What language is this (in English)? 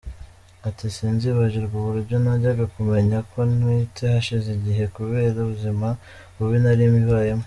Kinyarwanda